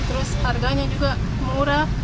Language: Indonesian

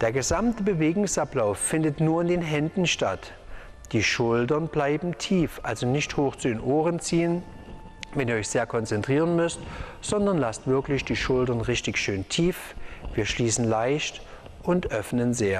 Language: German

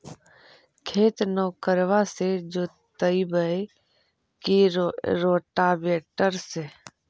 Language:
Magahi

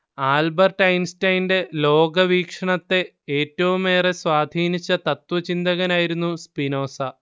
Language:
Malayalam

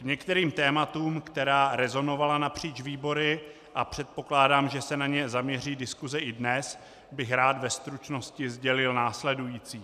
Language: Czech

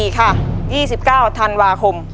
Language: Thai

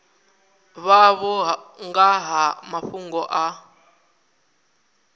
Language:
Venda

